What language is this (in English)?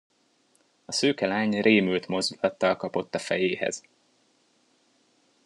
Hungarian